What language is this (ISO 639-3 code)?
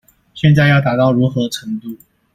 zho